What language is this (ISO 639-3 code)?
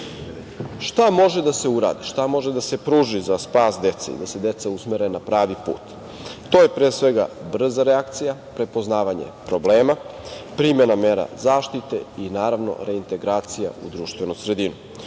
srp